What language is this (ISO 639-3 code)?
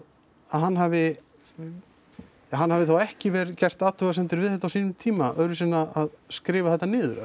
isl